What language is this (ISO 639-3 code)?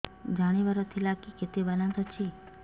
ori